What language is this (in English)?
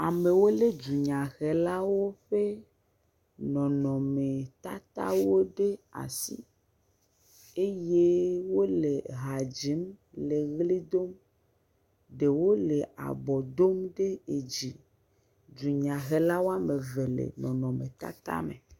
Ewe